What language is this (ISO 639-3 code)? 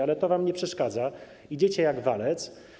pol